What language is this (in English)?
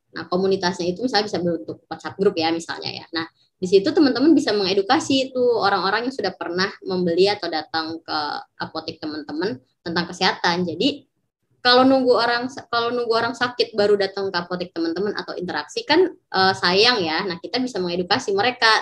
Indonesian